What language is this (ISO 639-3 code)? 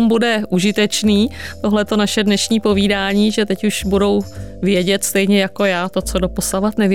ces